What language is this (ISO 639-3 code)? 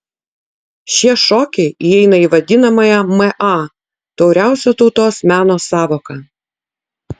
lit